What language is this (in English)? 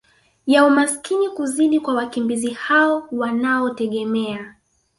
Swahili